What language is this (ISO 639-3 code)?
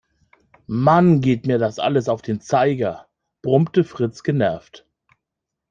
deu